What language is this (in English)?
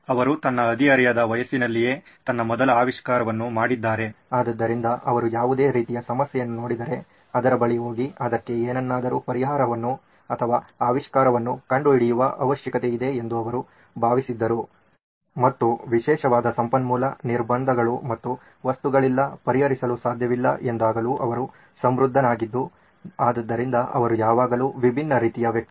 Kannada